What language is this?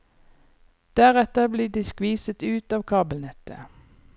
Norwegian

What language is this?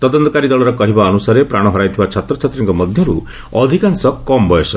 Odia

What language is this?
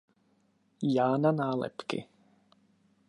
Czech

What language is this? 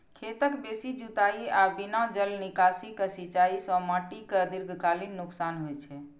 Maithili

